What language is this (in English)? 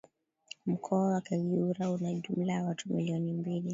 Swahili